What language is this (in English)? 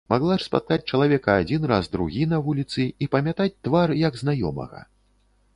Belarusian